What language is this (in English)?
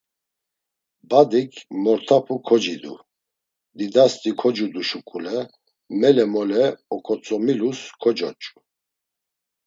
Laz